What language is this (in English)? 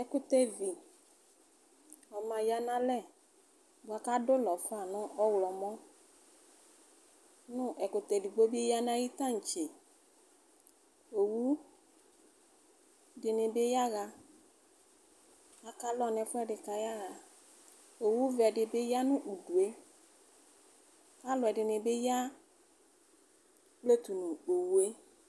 Ikposo